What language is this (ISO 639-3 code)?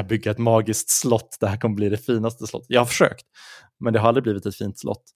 swe